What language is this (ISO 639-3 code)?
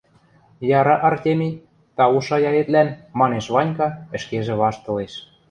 mrj